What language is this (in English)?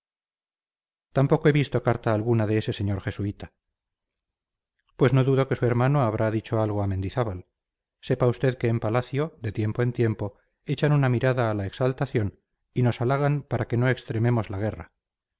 Spanish